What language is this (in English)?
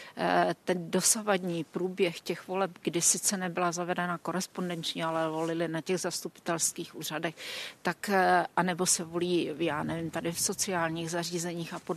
Czech